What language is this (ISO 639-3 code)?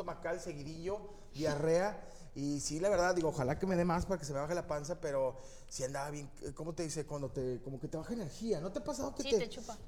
spa